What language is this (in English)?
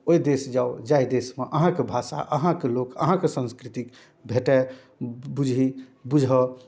Maithili